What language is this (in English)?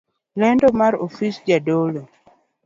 Luo (Kenya and Tanzania)